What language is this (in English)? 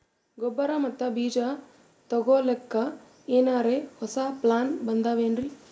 Kannada